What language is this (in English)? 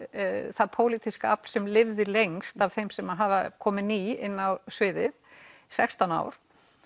Icelandic